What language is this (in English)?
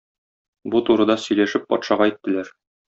Tatar